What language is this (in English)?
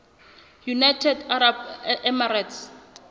Southern Sotho